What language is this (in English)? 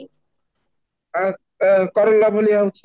Odia